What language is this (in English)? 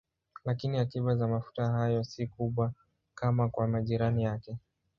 Swahili